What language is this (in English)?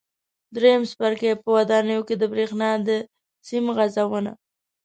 Pashto